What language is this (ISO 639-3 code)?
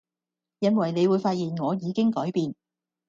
yue